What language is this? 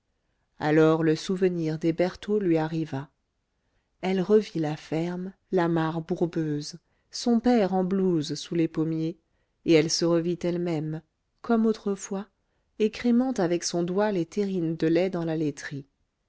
French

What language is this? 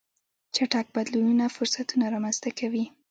Pashto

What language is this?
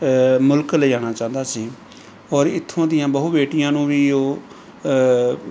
Punjabi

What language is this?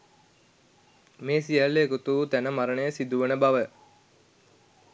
Sinhala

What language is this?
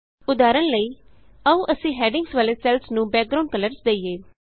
Punjabi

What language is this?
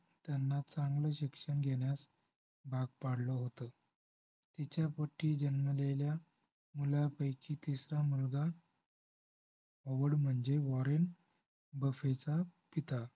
Marathi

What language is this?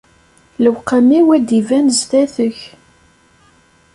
Kabyle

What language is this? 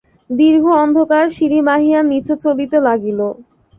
Bangla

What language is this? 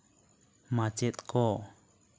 Santali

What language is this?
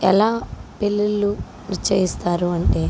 Telugu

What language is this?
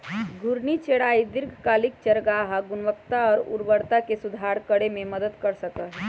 Magahi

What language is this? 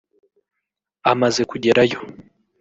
Kinyarwanda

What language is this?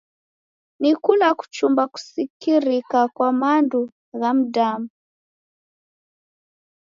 Taita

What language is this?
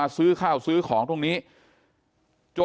Thai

